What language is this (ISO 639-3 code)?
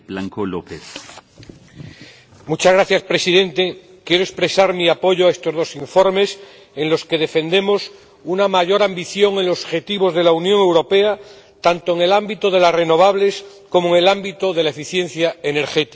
spa